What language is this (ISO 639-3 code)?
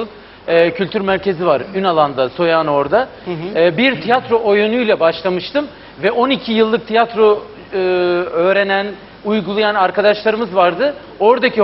tur